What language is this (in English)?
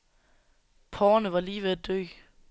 Danish